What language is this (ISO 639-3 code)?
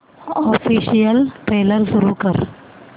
mar